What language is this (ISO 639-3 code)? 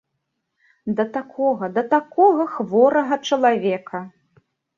bel